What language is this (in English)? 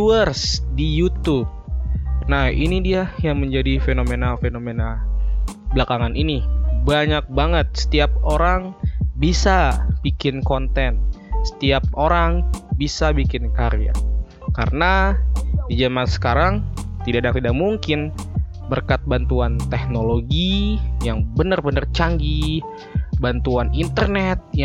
Indonesian